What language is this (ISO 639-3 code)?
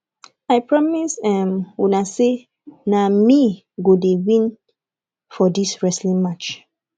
pcm